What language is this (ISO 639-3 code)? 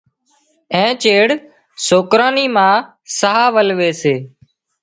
kxp